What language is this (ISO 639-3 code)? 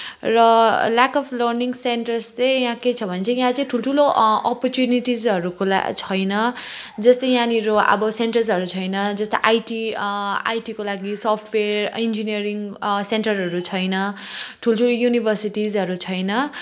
nep